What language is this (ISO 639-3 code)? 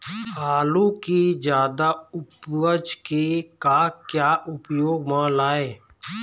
hne